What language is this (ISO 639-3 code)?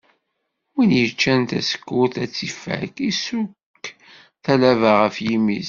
kab